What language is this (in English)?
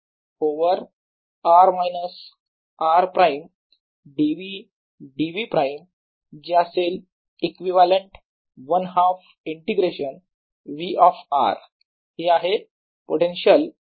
Marathi